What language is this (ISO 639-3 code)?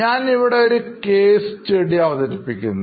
mal